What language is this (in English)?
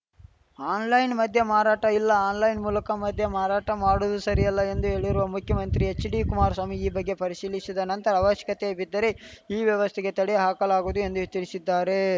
Kannada